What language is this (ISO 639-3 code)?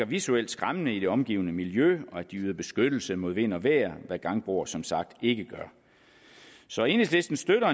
dan